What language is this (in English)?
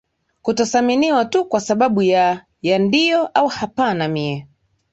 Swahili